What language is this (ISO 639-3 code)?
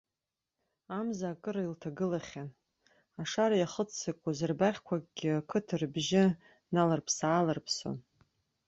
abk